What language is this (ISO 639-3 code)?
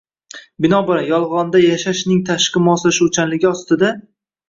uzb